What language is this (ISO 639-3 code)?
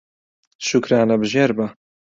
ckb